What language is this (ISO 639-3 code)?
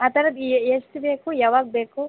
kan